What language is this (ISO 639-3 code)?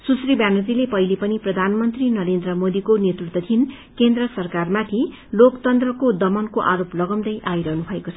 nep